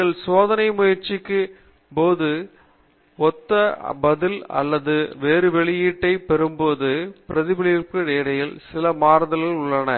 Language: Tamil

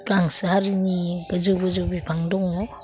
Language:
Bodo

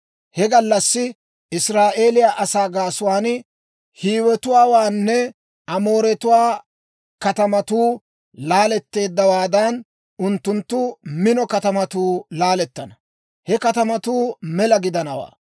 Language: Dawro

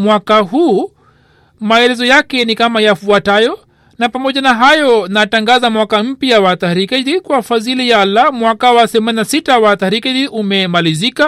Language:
Swahili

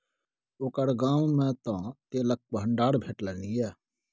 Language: Maithili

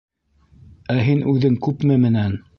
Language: Bashkir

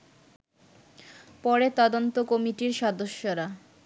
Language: Bangla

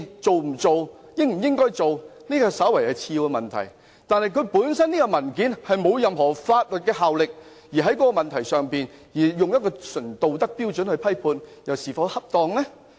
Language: Cantonese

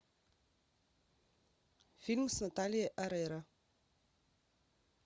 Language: Russian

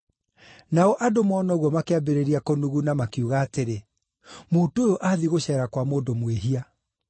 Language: Kikuyu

